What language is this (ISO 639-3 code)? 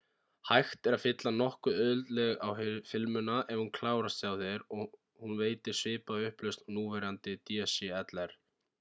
isl